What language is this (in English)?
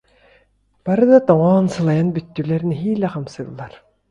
Yakut